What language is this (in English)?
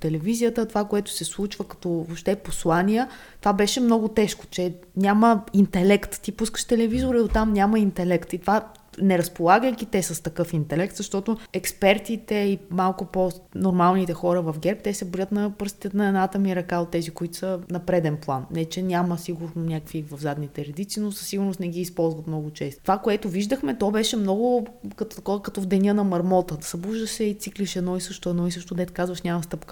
Bulgarian